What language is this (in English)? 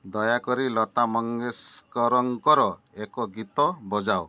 Odia